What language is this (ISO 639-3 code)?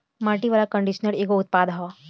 bho